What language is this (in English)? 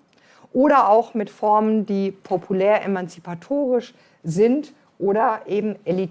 German